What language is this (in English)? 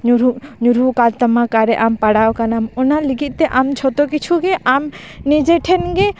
Santali